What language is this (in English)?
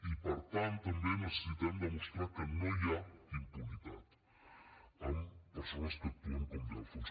Catalan